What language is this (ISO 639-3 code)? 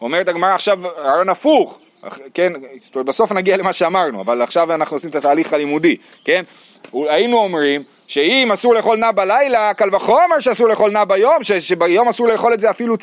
heb